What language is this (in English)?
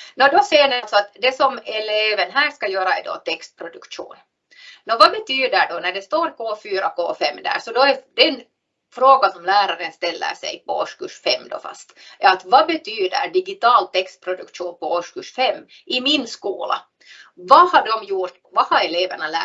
Swedish